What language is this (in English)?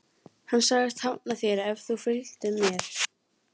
Icelandic